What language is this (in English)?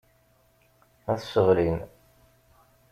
Kabyle